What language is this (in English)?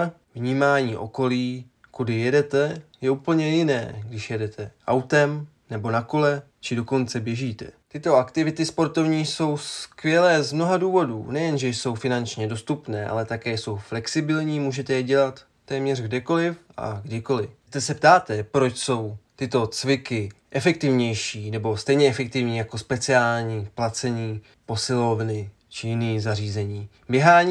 Czech